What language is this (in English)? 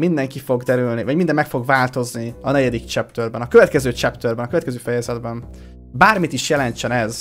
Hungarian